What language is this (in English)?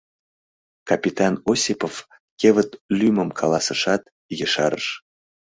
Mari